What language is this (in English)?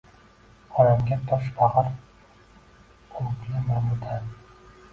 Uzbek